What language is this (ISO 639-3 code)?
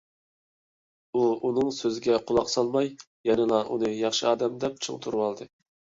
uig